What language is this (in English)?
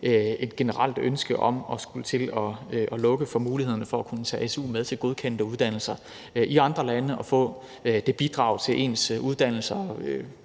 Danish